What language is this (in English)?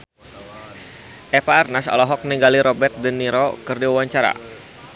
Sundanese